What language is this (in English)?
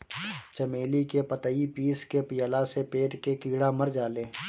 Bhojpuri